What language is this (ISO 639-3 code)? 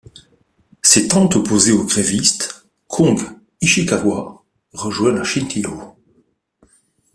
fra